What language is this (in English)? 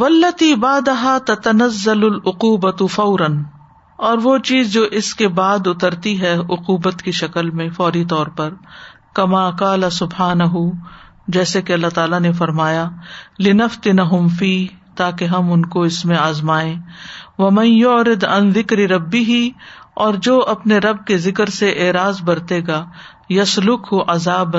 Urdu